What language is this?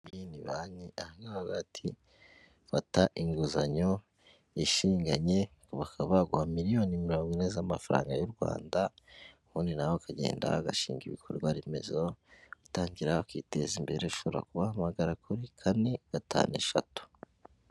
Kinyarwanda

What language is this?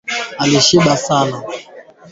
Swahili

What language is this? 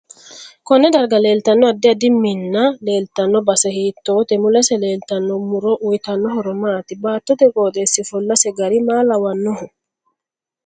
Sidamo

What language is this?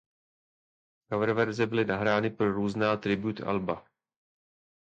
Czech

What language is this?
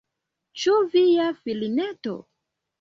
Esperanto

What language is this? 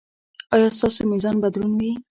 Pashto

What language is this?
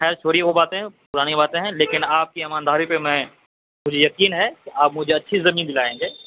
Urdu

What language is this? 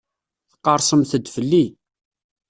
Kabyle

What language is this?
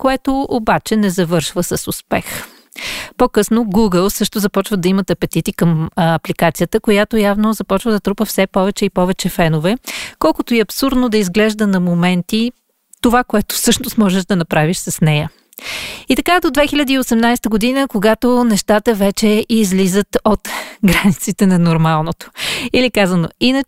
Bulgarian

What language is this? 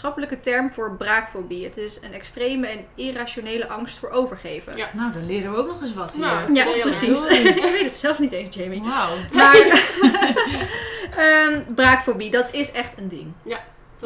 Dutch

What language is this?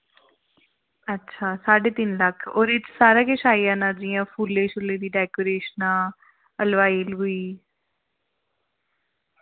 Dogri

